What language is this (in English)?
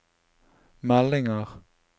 Norwegian